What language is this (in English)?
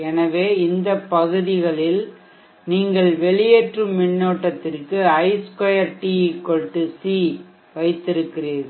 Tamil